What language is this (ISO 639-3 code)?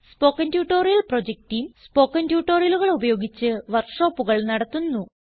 mal